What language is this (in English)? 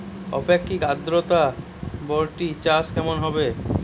Bangla